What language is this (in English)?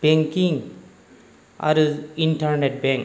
Bodo